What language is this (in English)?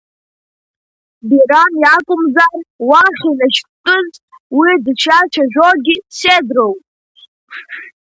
Abkhazian